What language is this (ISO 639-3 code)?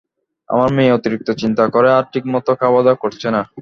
ben